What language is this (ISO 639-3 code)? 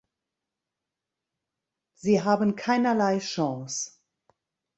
deu